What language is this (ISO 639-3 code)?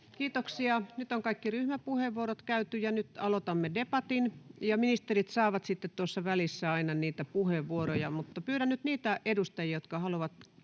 fin